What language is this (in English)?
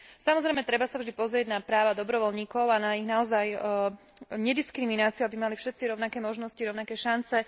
Slovak